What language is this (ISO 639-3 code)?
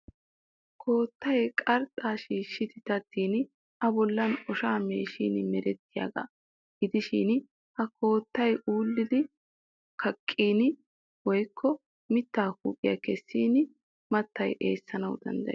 wal